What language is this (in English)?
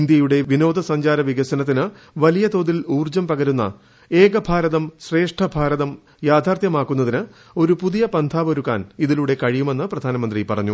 Malayalam